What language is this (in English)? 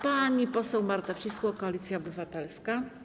Polish